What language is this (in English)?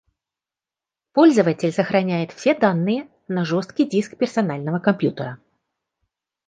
Russian